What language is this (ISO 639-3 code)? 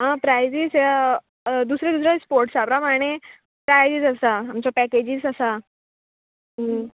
kok